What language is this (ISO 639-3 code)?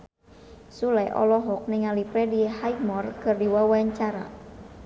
sun